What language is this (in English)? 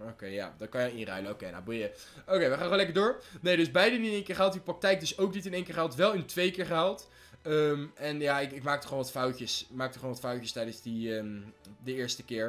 Dutch